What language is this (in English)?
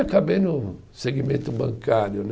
Portuguese